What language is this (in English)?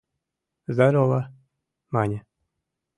Mari